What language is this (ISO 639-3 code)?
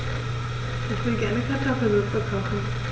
deu